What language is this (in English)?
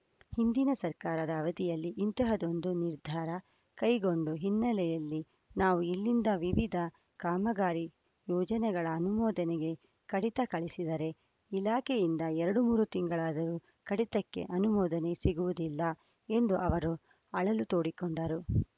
Kannada